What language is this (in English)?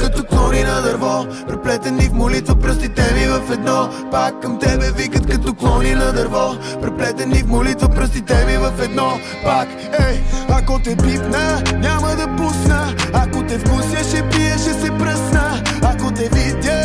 Bulgarian